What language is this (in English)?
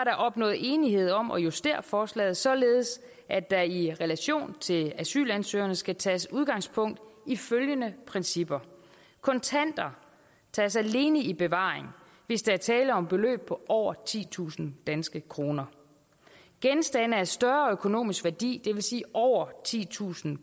Danish